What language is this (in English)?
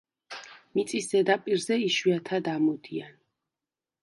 Georgian